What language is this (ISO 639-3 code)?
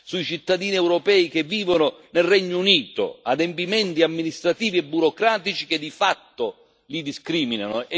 ita